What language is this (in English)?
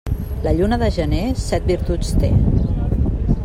Catalan